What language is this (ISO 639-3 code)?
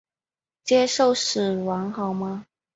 zho